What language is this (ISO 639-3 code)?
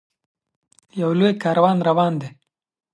pus